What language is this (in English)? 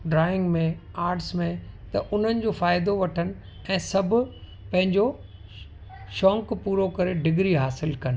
Sindhi